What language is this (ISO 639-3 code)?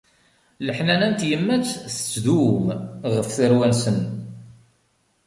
kab